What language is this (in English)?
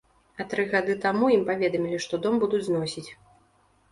Belarusian